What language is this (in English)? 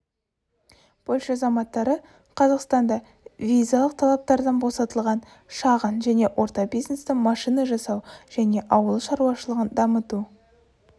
Kazakh